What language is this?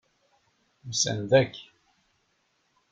Kabyle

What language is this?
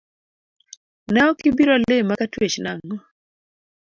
Luo (Kenya and Tanzania)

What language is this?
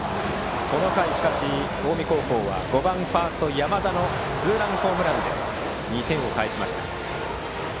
Japanese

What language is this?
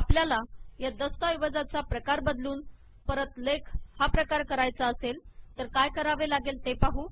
Italian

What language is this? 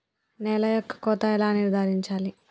Telugu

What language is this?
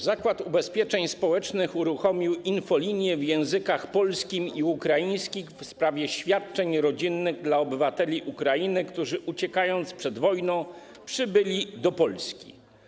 Polish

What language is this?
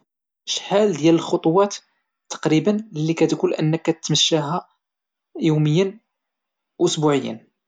Moroccan Arabic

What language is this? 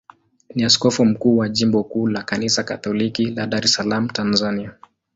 Swahili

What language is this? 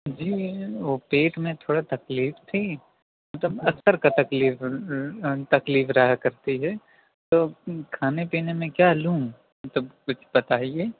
Urdu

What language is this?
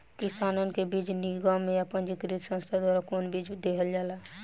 Bhojpuri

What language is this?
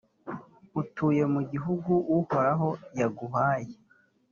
Kinyarwanda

